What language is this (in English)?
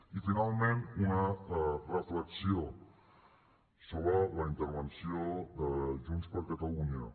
Catalan